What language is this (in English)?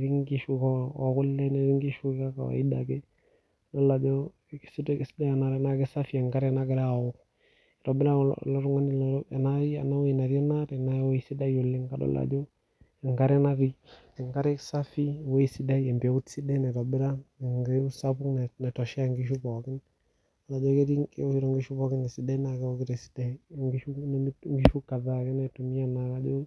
Masai